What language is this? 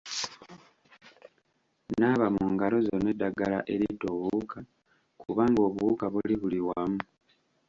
Ganda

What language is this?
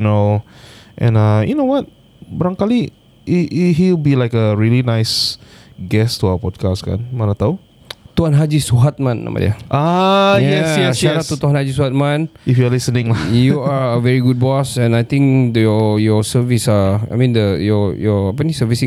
Malay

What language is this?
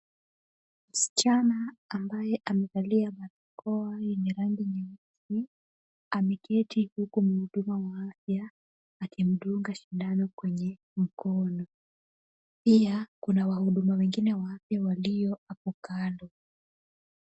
Swahili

